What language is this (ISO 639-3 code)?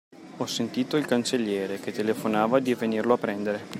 ita